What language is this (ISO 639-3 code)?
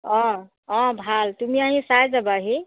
asm